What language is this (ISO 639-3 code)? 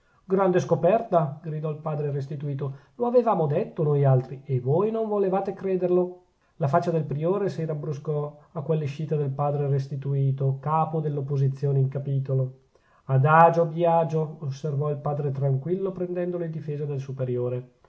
ita